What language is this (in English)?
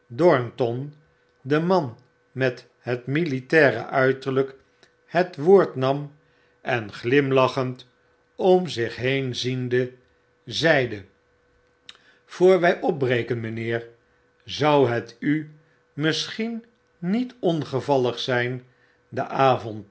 Dutch